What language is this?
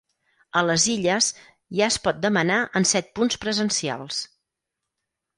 Catalan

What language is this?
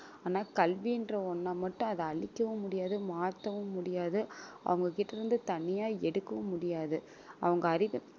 Tamil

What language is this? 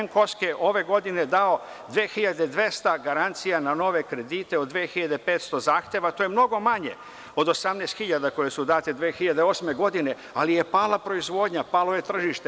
Serbian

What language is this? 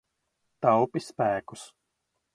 Latvian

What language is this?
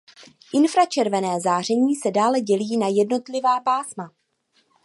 Czech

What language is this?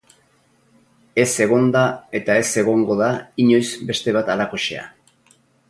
Basque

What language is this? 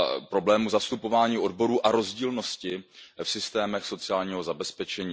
Czech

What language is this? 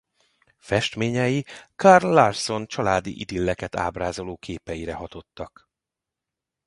Hungarian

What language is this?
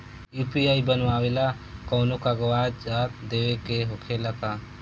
Bhojpuri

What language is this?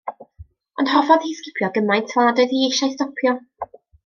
Welsh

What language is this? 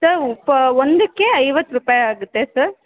Kannada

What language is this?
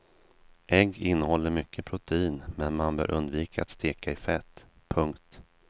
Swedish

